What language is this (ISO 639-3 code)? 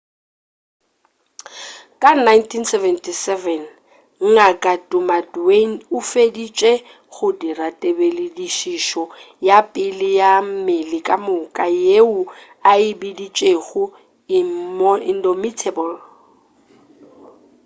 nso